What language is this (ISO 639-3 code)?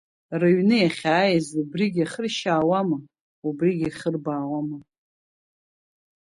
abk